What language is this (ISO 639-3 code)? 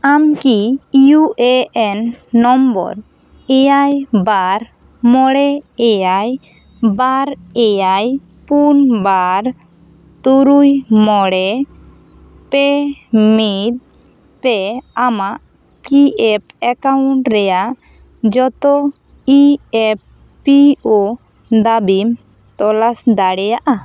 sat